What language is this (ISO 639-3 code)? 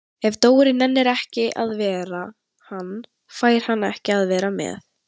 isl